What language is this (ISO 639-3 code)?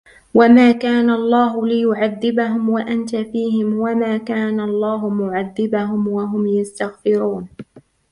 ara